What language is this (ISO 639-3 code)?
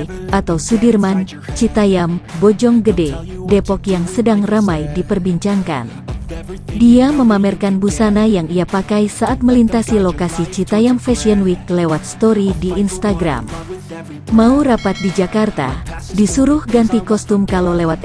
ind